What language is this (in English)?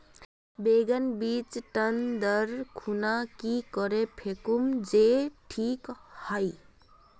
Magahi